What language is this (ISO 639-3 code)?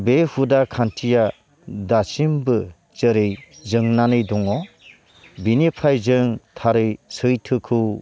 brx